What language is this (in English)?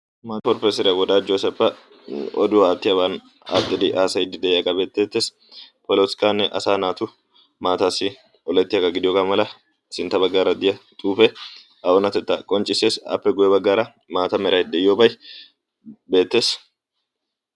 Wolaytta